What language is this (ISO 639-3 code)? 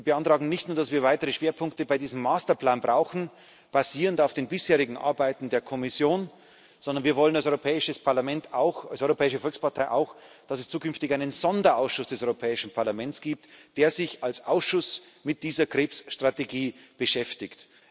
deu